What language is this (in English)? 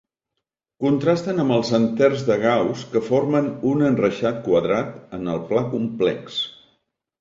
Catalan